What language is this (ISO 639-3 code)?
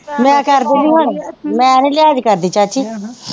pan